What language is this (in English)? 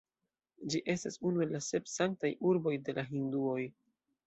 Esperanto